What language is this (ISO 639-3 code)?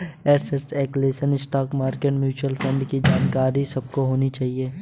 hin